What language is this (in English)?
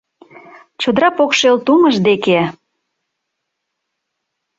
Mari